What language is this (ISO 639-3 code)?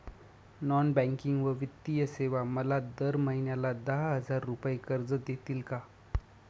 mar